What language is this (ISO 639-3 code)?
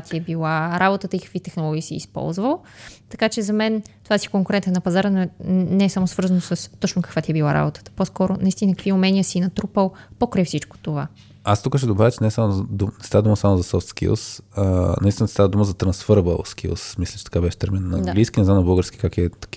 bul